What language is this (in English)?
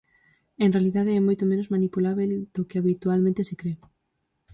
Galician